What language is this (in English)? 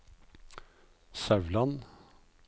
Norwegian